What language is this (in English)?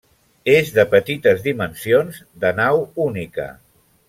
Catalan